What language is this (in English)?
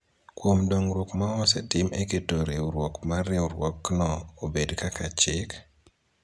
Luo (Kenya and Tanzania)